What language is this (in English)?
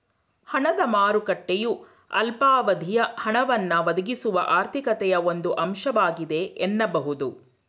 Kannada